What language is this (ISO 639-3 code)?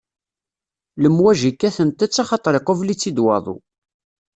kab